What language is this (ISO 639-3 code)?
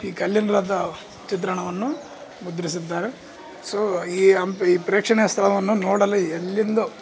kan